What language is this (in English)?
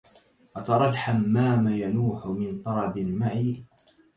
Arabic